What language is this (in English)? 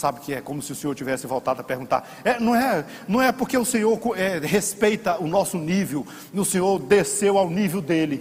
Portuguese